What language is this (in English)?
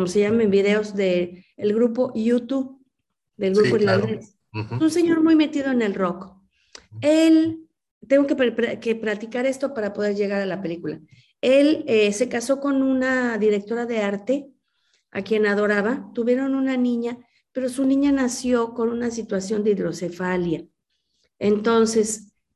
Spanish